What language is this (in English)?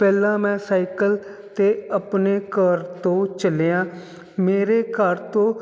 Punjabi